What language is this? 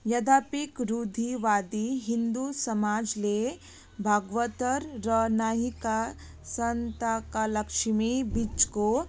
Nepali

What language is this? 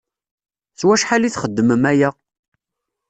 Kabyle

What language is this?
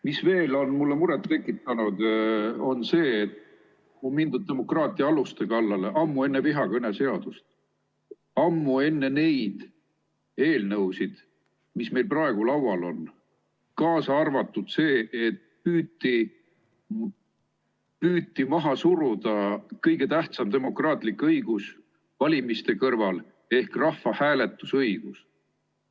Estonian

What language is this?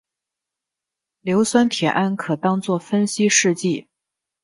Chinese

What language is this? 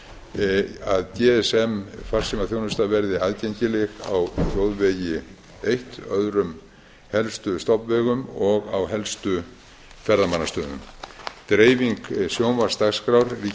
Icelandic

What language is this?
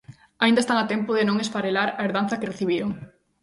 Galician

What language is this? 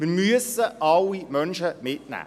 Swiss German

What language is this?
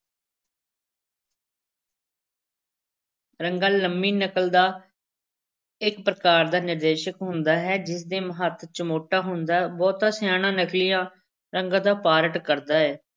Punjabi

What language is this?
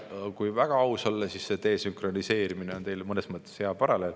Estonian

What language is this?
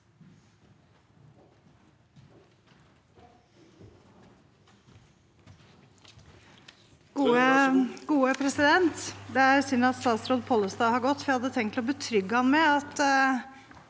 Norwegian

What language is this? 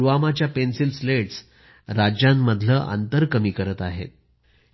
Marathi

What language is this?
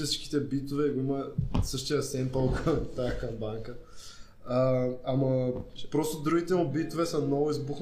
Bulgarian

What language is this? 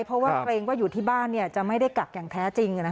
Thai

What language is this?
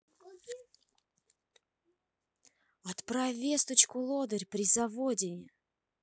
Russian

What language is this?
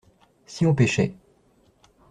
French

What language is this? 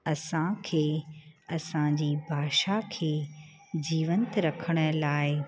Sindhi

